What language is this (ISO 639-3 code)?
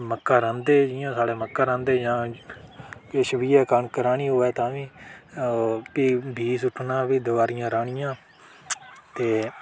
doi